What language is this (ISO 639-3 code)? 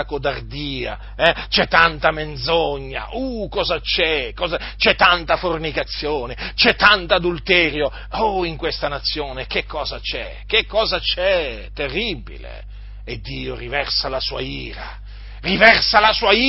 ita